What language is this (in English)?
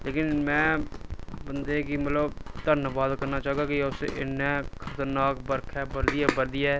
Dogri